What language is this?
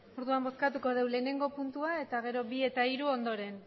Basque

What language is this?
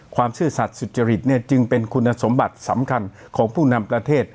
Thai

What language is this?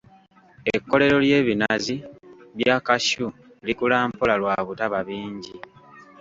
Ganda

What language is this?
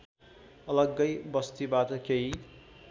Nepali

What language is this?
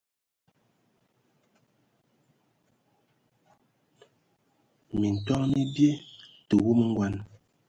Ewondo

